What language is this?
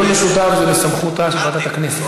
Hebrew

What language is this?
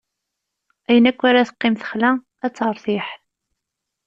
Kabyle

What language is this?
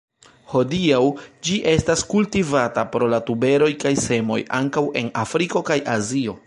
Esperanto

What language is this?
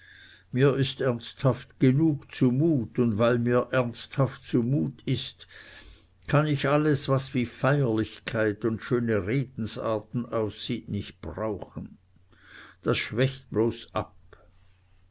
German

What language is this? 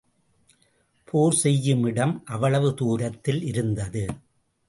Tamil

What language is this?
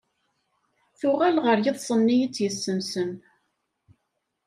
Kabyle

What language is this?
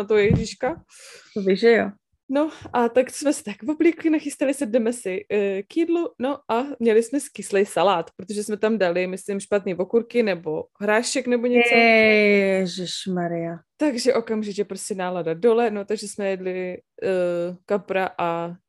Czech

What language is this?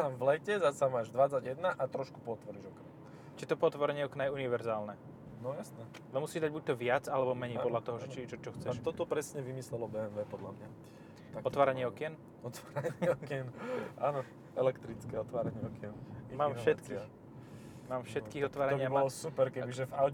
Slovak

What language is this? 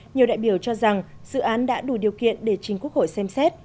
Vietnamese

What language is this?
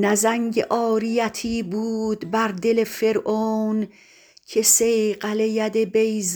Persian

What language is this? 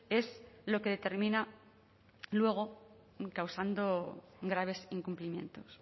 Spanish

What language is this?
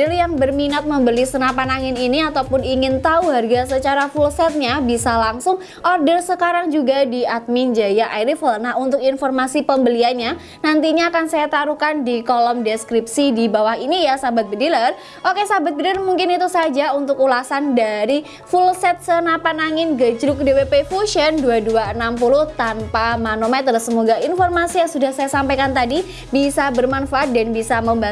Indonesian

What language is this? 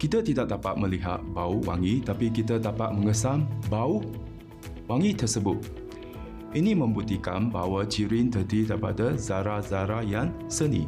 Malay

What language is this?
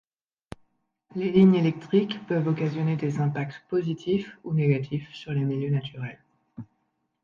French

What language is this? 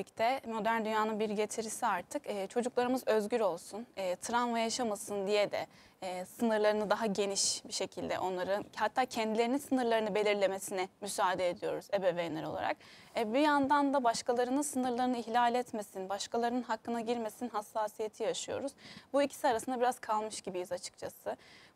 Turkish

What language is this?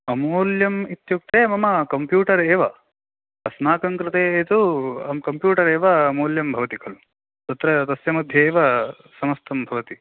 Sanskrit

